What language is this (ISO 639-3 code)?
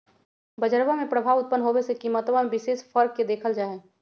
mag